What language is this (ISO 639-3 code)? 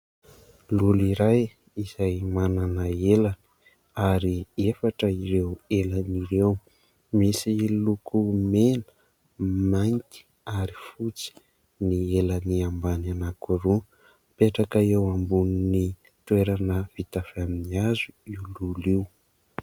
mlg